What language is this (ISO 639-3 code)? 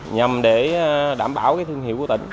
vie